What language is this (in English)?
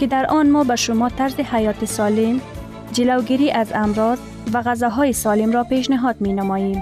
Persian